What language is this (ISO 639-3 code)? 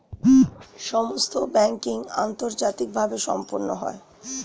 ben